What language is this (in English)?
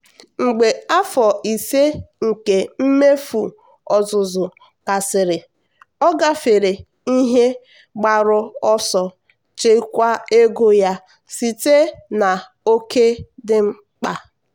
Igbo